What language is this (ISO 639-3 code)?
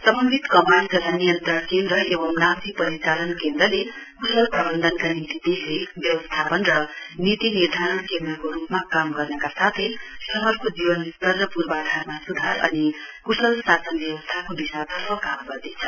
nep